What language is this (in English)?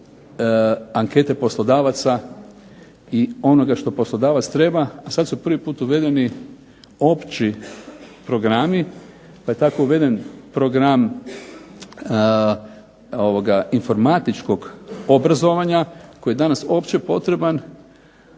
Croatian